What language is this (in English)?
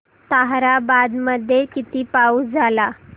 Marathi